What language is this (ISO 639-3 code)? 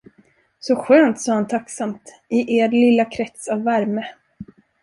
swe